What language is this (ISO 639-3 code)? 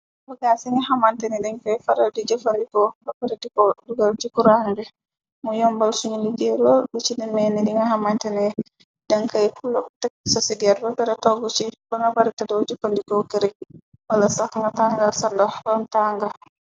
wol